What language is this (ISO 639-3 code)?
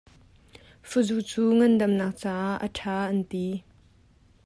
cnh